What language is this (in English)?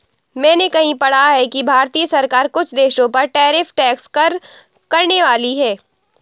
Hindi